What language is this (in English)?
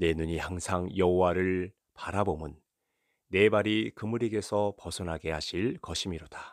Korean